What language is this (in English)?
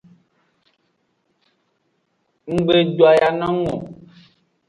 Aja (Benin)